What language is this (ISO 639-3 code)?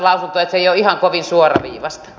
fin